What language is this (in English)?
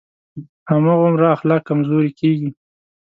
Pashto